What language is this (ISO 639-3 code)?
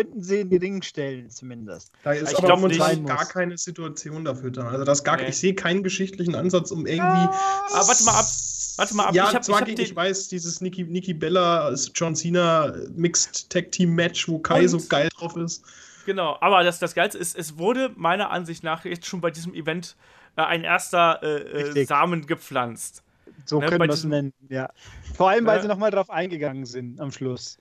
deu